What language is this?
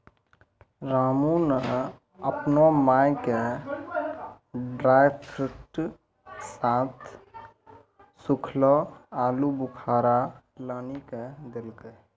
Maithili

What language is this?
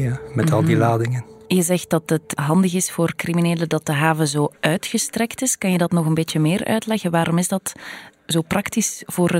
Dutch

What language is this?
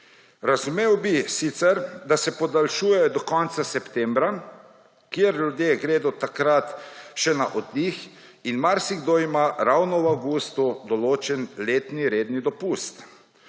Slovenian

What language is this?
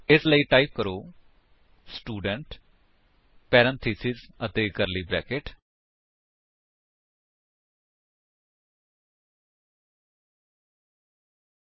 Punjabi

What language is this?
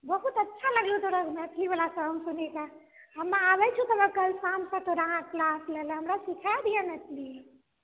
Maithili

